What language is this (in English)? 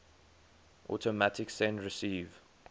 English